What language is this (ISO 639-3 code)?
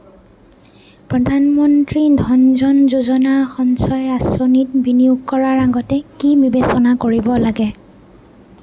asm